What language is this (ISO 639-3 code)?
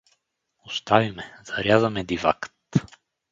bul